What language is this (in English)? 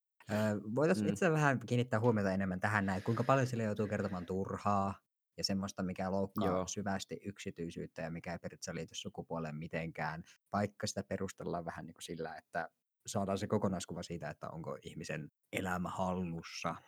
Finnish